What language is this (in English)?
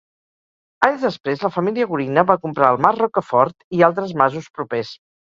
Catalan